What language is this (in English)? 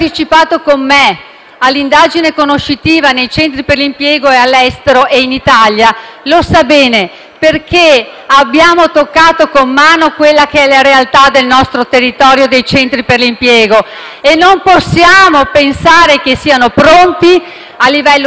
Italian